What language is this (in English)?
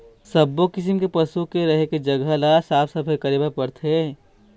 Chhattisgarhi